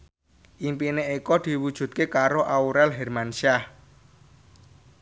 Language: Javanese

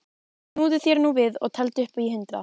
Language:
Icelandic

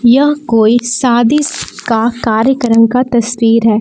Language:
Hindi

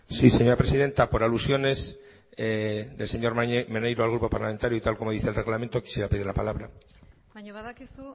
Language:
Spanish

